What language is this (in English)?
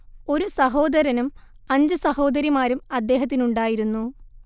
Malayalam